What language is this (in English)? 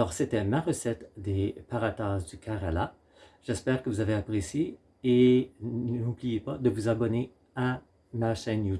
French